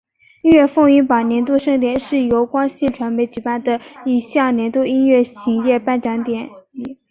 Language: Chinese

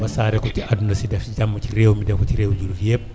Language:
Wolof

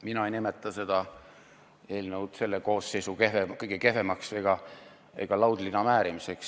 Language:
Estonian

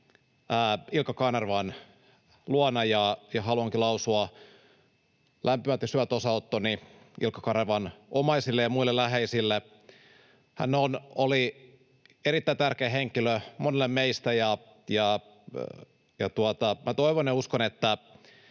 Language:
Finnish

